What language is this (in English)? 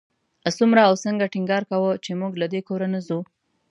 Pashto